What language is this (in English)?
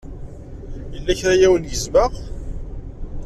Kabyle